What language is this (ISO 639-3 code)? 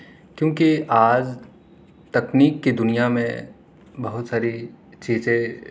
urd